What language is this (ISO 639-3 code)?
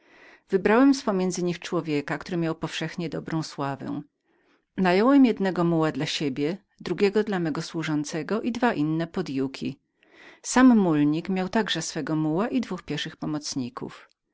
pol